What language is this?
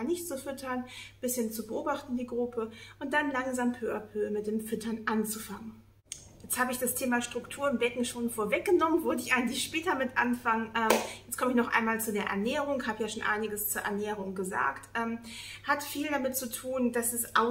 German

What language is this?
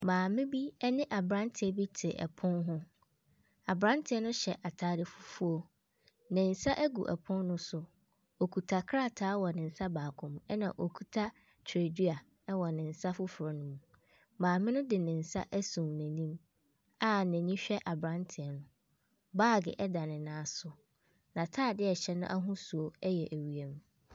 Akan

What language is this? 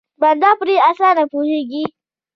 Pashto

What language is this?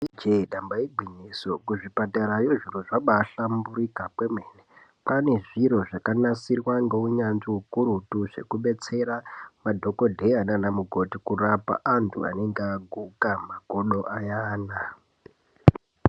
Ndau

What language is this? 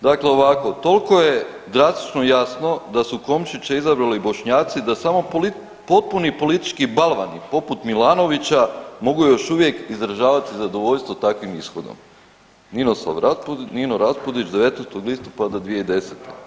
Croatian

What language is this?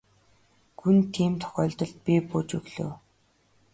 Mongolian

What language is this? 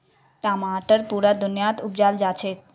Magahi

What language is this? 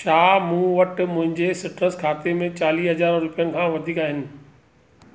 Sindhi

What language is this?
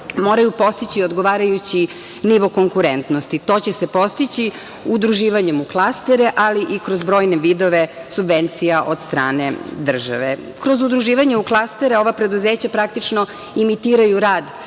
Serbian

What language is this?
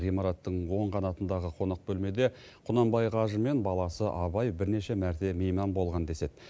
Kazakh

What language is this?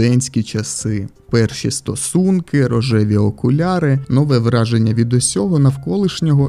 Ukrainian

